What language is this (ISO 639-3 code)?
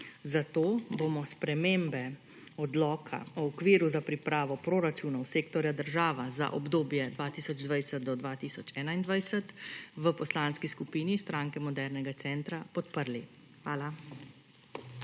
slv